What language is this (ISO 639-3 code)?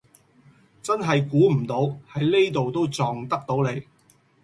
yue